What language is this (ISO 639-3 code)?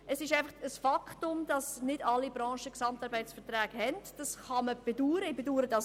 gsw